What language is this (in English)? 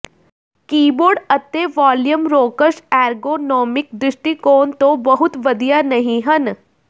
Punjabi